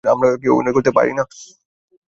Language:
Bangla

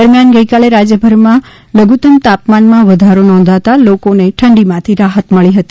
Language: Gujarati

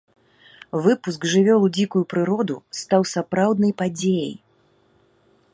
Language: Belarusian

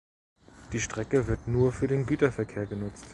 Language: German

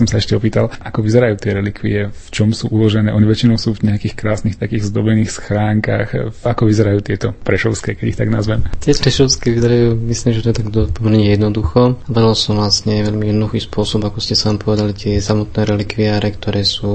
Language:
Slovak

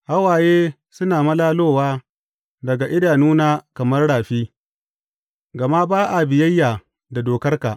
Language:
Hausa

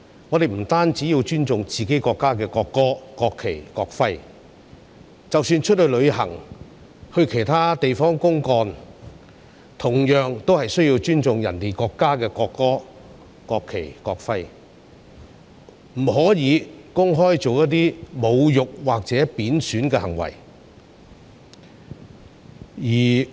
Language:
Cantonese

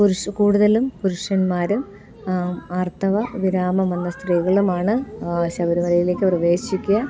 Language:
Malayalam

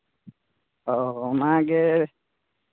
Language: Santali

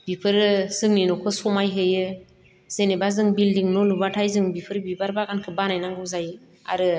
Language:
Bodo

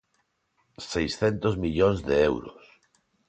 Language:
Galician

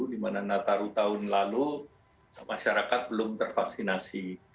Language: Indonesian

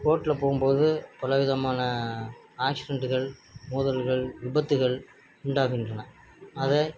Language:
Tamil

